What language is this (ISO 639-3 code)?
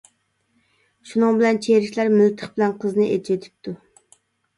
uig